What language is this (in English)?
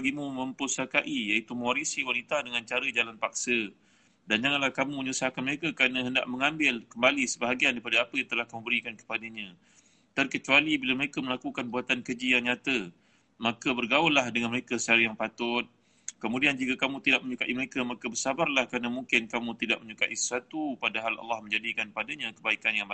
Malay